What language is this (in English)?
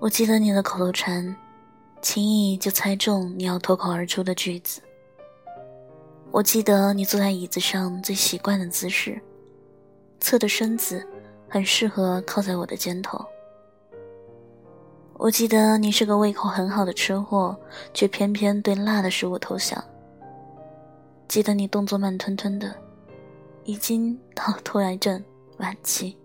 Chinese